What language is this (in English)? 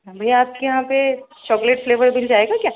Urdu